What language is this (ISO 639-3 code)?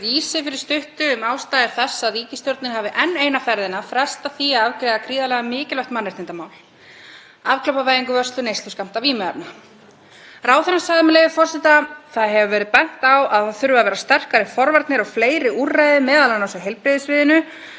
isl